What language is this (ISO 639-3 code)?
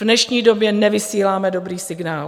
ces